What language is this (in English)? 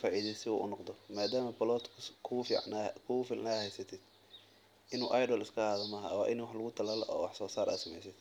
Somali